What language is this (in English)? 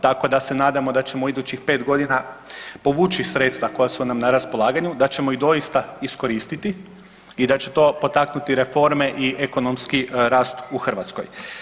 Croatian